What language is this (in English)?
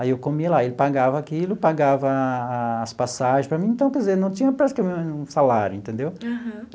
Portuguese